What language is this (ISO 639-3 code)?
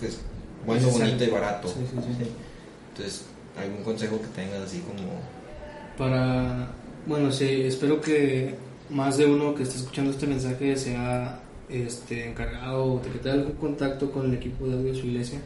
spa